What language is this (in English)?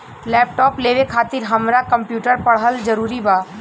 Bhojpuri